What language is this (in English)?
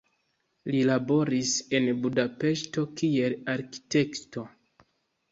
Esperanto